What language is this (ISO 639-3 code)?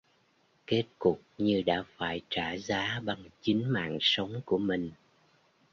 vie